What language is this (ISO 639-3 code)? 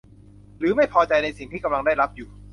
tha